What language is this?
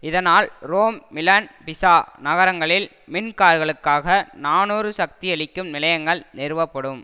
Tamil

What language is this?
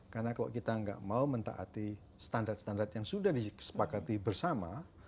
Indonesian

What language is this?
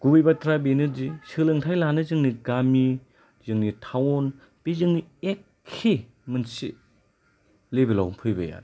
Bodo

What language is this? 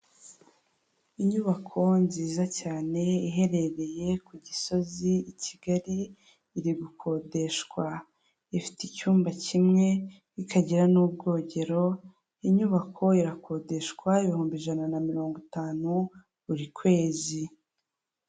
Kinyarwanda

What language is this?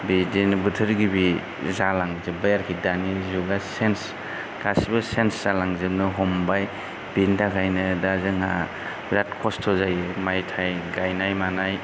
Bodo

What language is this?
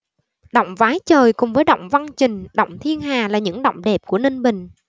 Vietnamese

